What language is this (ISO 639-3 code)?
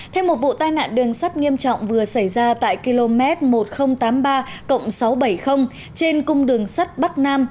vie